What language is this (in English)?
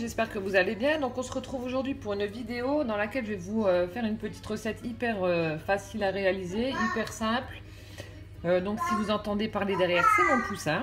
French